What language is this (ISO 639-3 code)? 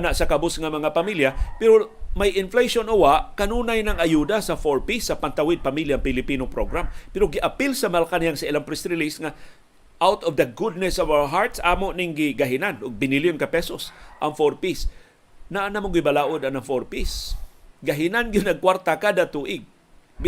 fil